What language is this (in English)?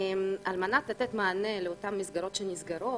Hebrew